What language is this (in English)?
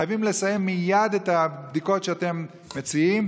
Hebrew